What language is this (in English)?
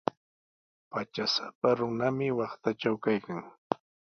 Sihuas Ancash Quechua